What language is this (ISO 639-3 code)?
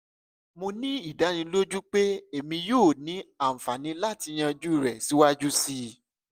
yor